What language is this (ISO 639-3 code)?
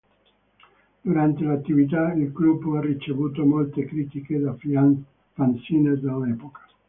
ita